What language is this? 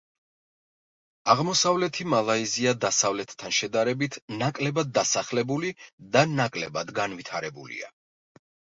Georgian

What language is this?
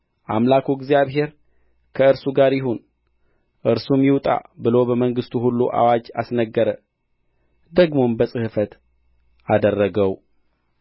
Amharic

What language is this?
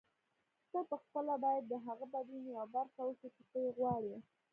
Pashto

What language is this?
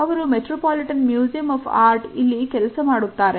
Kannada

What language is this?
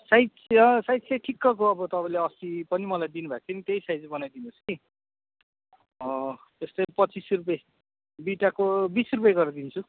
Nepali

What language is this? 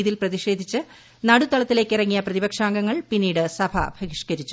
Malayalam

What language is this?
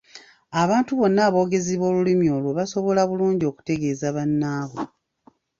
Ganda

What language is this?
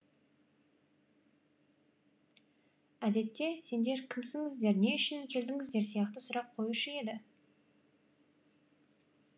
Kazakh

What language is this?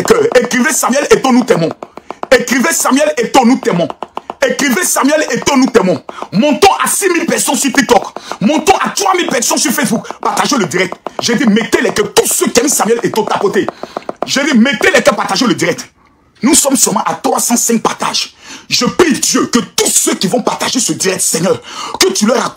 French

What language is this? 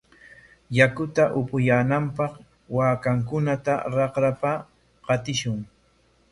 Corongo Ancash Quechua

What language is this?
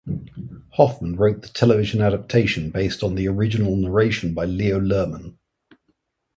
English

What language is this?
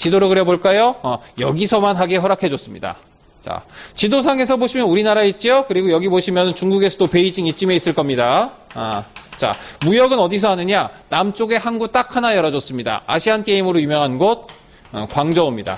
Korean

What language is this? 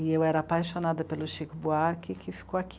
Portuguese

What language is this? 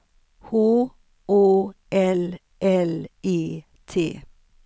Swedish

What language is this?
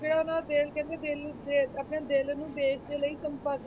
Punjabi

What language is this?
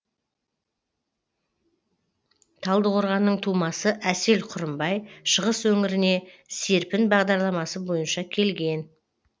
Kazakh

